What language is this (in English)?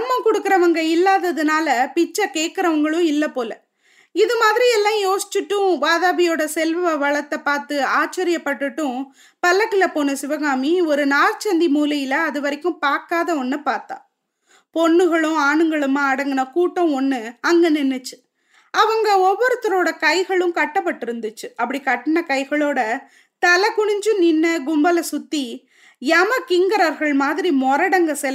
Tamil